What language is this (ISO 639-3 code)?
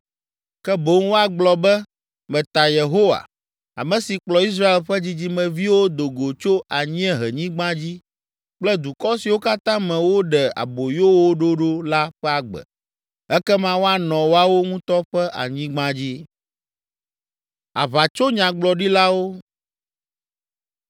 ewe